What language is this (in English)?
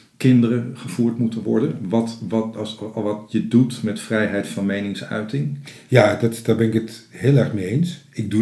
Dutch